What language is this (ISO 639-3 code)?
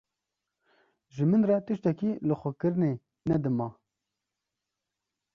kur